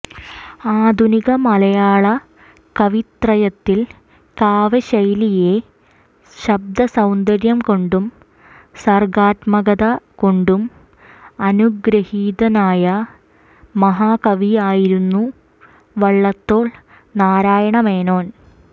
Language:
Malayalam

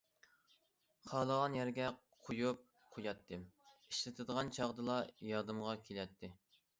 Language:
Uyghur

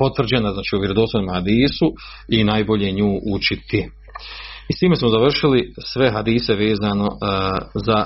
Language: Croatian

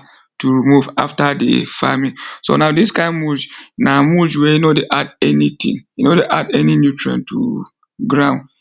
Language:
Nigerian Pidgin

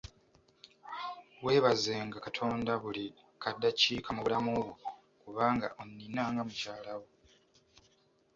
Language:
Ganda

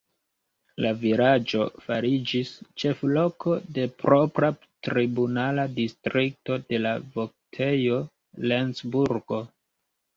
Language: Esperanto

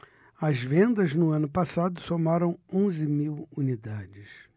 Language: Portuguese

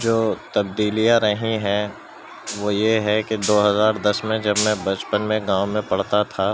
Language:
Urdu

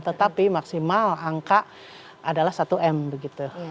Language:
Indonesian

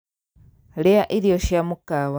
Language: Kikuyu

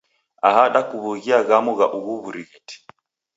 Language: Taita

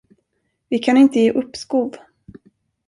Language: Swedish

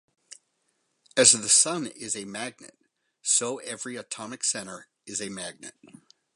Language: English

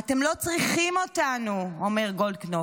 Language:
Hebrew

